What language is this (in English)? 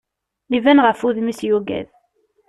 Kabyle